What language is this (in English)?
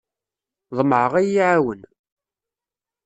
Kabyle